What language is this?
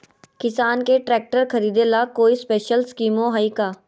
Magahi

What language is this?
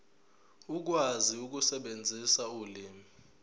Zulu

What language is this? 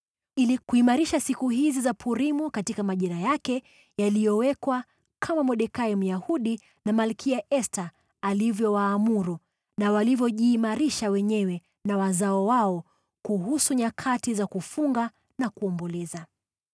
Swahili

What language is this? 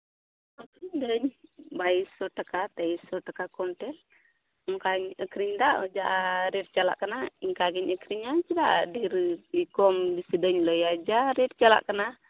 Santali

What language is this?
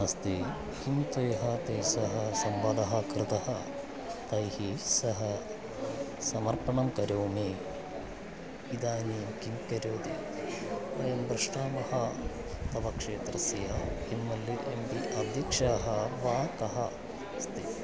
Sanskrit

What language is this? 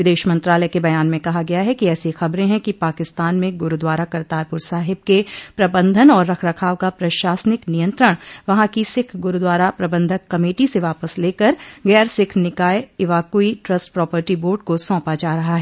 Hindi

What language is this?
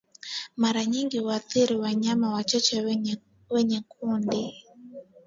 Swahili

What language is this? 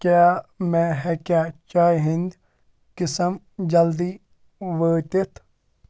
Kashmiri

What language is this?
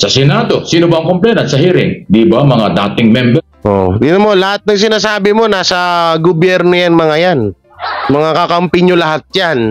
Filipino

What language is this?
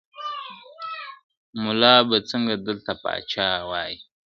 Pashto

